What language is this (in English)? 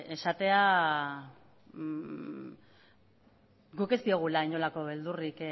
Basque